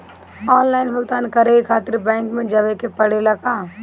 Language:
Bhojpuri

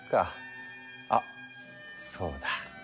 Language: Japanese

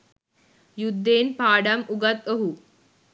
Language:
Sinhala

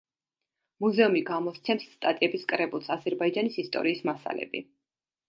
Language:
Georgian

